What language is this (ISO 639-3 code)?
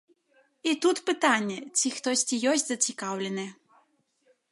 bel